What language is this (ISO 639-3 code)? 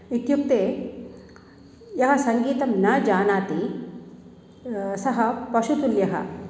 san